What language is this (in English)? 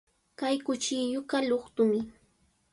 Sihuas Ancash Quechua